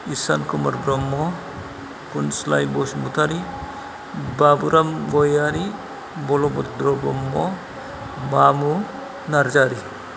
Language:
Bodo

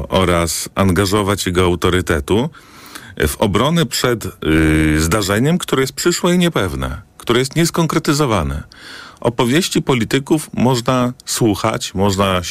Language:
Polish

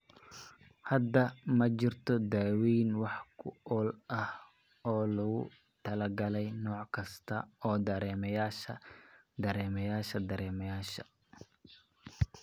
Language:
Somali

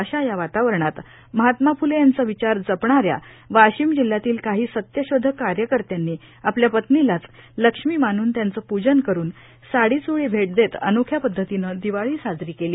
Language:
Marathi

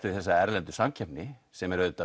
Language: Icelandic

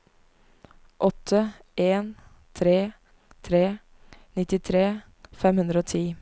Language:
Norwegian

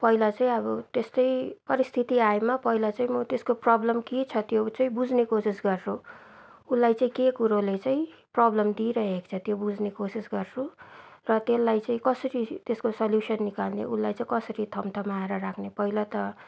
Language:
Nepali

